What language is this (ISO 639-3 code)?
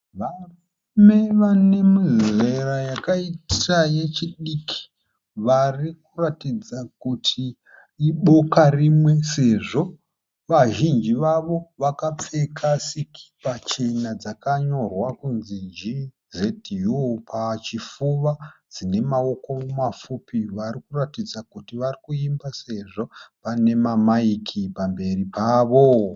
sna